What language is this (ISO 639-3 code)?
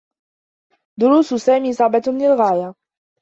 ara